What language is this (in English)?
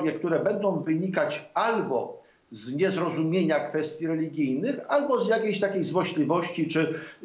Polish